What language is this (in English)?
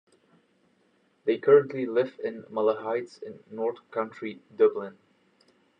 English